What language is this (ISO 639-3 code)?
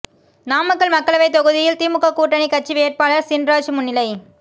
tam